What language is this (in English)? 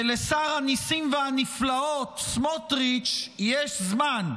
Hebrew